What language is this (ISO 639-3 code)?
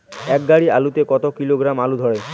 ben